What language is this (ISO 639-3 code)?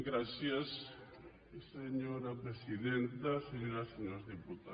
cat